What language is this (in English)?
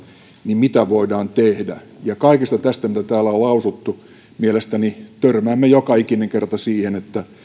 Finnish